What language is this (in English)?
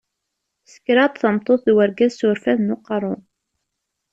Kabyle